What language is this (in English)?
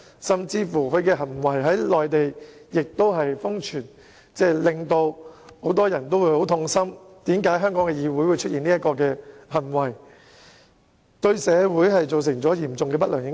Cantonese